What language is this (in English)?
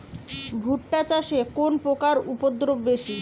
Bangla